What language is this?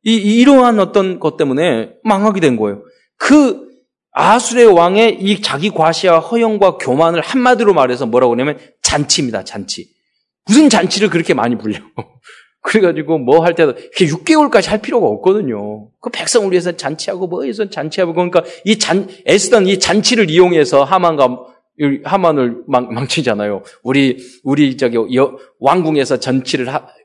Korean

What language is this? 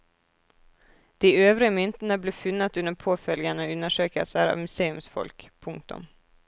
Norwegian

